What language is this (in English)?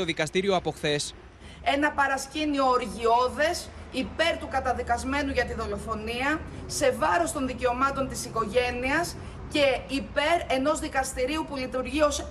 Greek